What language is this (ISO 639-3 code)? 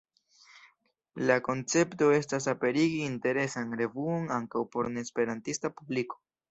epo